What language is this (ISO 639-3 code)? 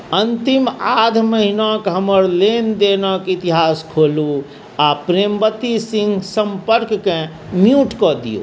mai